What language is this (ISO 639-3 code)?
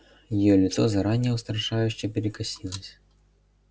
rus